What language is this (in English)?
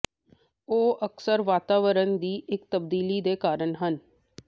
Punjabi